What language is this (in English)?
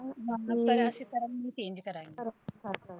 Punjabi